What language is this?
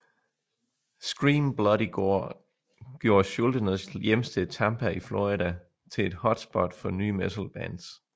Danish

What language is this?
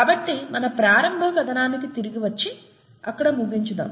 Telugu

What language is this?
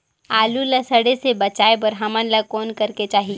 Chhattisgarhi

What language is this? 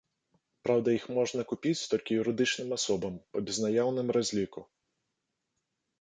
Belarusian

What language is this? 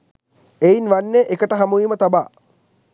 Sinhala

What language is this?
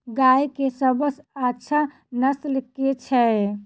Maithili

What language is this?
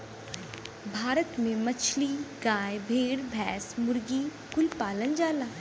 Bhojpuri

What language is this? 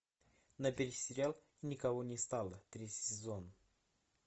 Russian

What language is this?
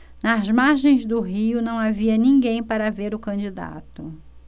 Portuguese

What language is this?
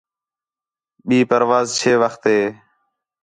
Khetrani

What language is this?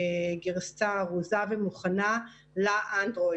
Hebrew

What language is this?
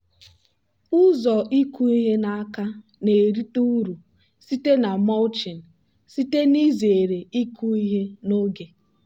Igbo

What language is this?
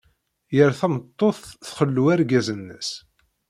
Kabyle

